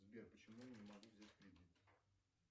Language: Russian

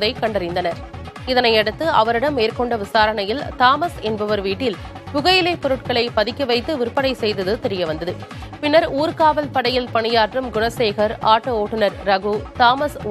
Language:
Tamil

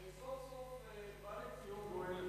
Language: Hebrew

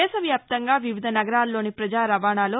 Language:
Telugu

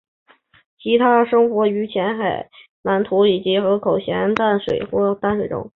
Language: Chinese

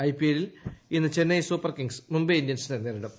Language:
Malayalam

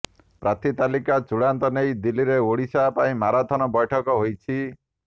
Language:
Odia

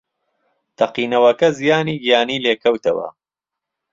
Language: Central Kurdish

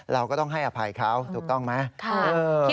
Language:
Thai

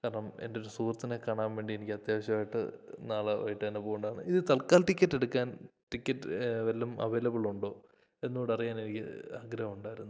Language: Malayalam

